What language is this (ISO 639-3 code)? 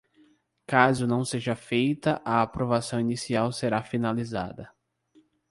por